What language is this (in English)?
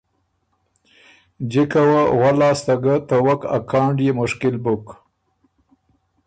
Ormuri